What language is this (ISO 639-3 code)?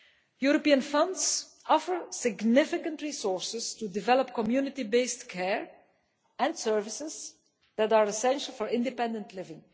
eng